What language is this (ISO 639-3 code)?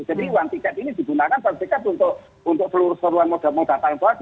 ind